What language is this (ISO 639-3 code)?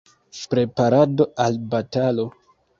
epo